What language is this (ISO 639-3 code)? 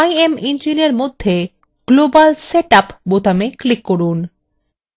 ben